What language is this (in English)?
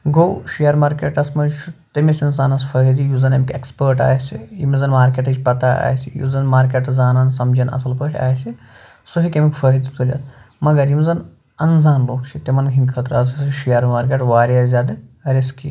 Kashmiri